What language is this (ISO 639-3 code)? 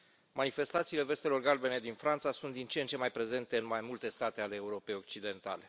ron